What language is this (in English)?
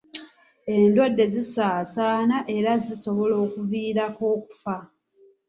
Ganda